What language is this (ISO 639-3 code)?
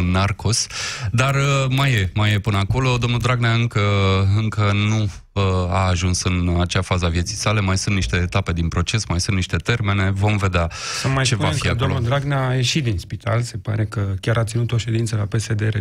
ron